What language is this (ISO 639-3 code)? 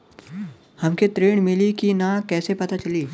bho